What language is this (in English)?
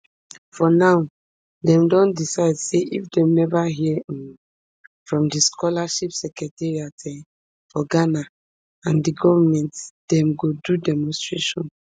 Nigerian Pidgin